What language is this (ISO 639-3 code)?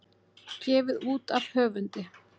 isl